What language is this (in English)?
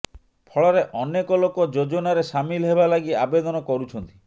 Odia